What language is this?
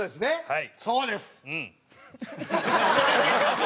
Japanese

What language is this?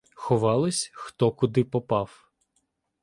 Ukrainian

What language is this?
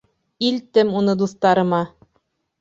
Bashkir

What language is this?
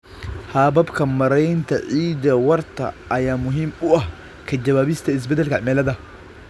Somali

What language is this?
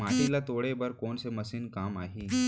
Chhattisgarhi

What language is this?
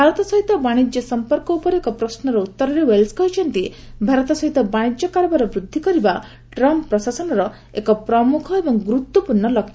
Odia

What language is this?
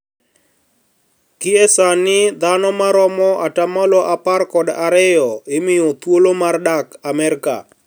Luo (Kenya and Tanzania)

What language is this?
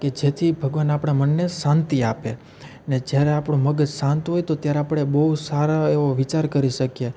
Gujarati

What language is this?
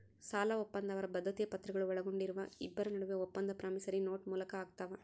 Kannada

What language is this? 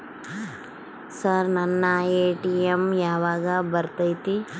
Kannada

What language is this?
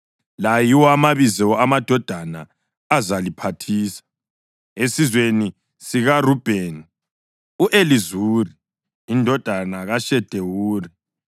North Ndebele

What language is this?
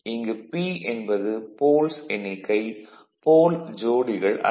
Tamil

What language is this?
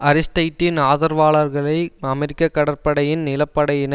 Tamil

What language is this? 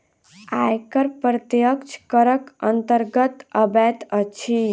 Maithili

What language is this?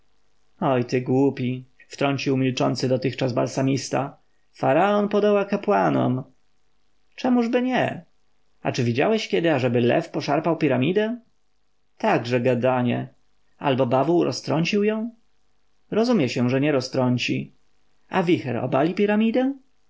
Polish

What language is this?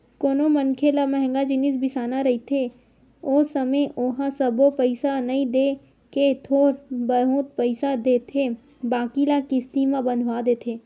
Chhattisgarhi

